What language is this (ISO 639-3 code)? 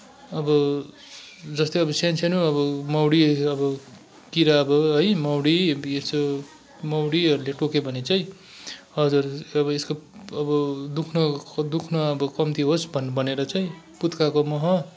nep